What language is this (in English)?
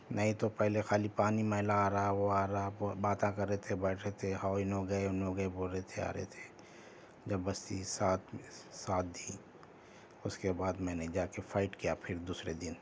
Urdu